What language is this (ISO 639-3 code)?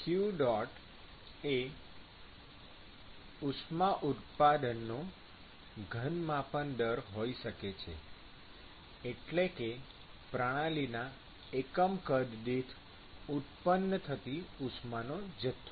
guj